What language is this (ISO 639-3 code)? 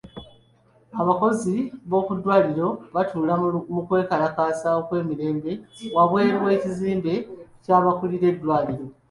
lug